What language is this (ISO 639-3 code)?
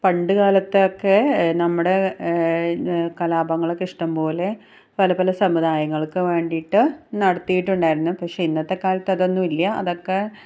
mal